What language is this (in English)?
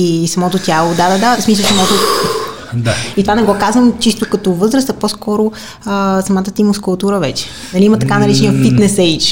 Bulgarian